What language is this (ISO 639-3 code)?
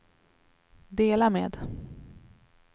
swe